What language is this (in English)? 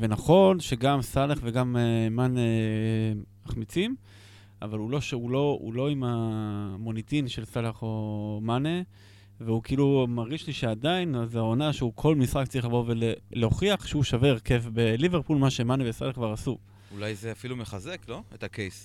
Hebrew